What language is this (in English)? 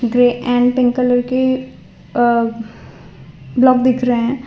Hindi